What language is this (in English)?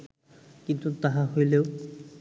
Bangla